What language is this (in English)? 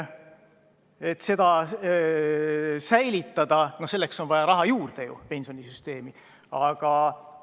Estonian